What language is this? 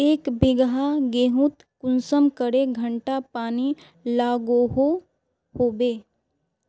Magahi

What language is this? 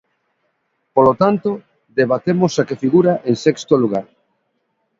Galician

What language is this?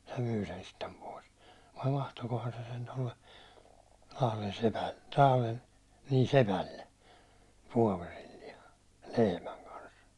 Finnish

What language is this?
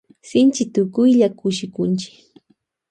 Loja Highland Quichua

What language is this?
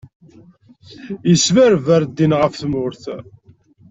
Kabyle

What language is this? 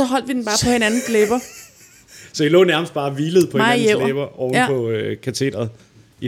Danish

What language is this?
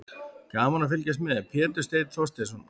Icelandic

